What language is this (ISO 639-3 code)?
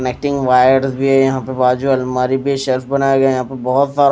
hin